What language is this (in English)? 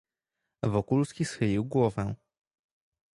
Polish